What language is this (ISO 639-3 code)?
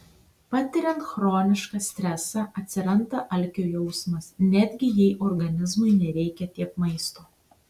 lit